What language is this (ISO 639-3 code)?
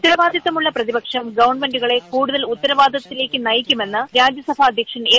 mal